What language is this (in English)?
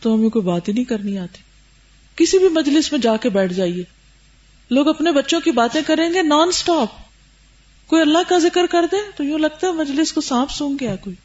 Urdu